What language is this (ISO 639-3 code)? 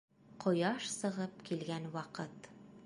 bak